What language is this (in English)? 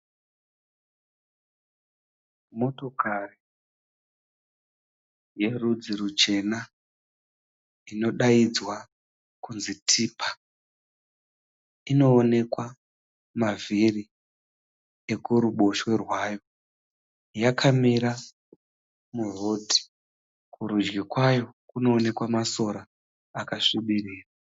Shona